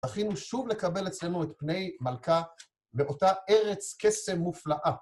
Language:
Hebrew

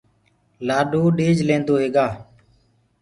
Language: Gurgula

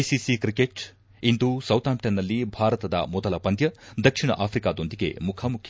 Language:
Kannada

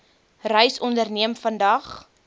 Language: Afrikaans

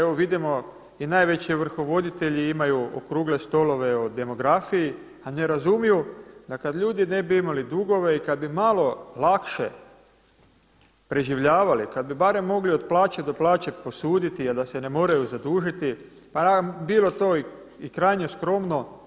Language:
Croatian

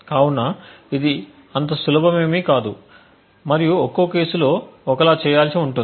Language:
Telugu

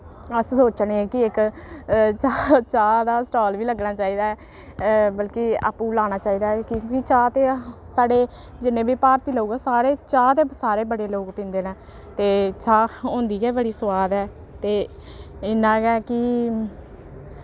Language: Dogri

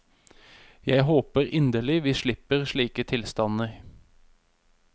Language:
Norwegian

